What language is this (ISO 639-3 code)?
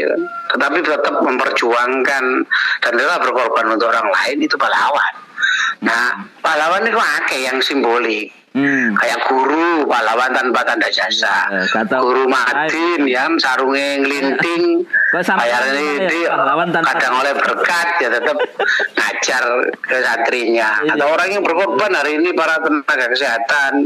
ind